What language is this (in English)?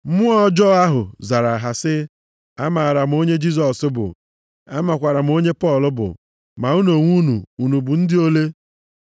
Igbo